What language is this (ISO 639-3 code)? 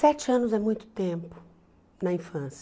por